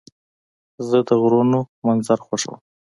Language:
Pashto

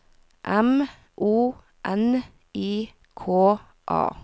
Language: Norwegian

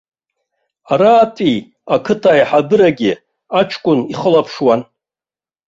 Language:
Abkhazian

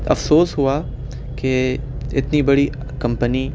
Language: Urdu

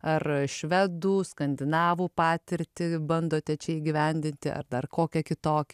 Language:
Lithuanian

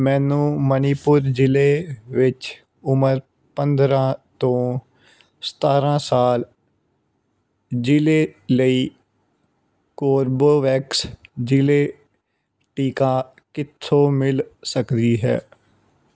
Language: Punjabi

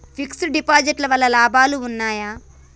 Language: Telugu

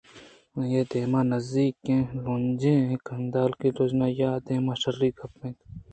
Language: Eastern Balochi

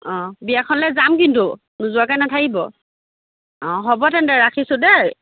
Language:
Assamese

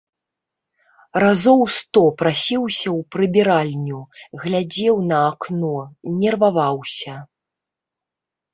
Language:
Belarusian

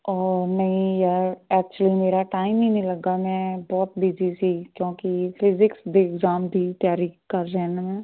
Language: Punjabi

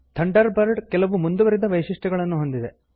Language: Kannada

